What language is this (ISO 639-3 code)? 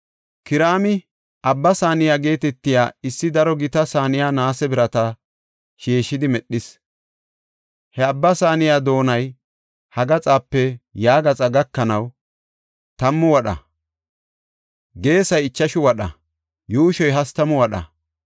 gof